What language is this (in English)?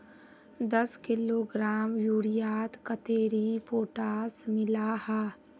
Magahi